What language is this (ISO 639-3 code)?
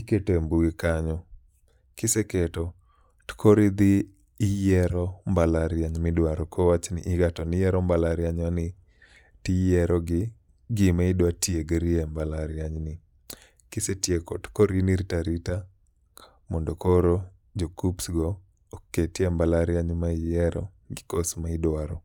luo